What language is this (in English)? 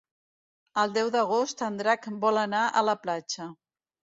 Catalan